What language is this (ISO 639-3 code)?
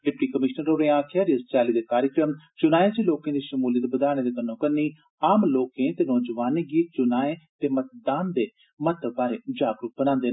doi